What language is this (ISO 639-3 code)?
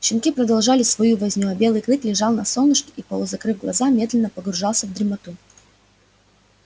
rus